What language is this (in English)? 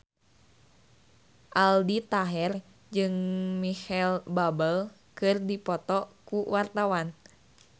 Sundanese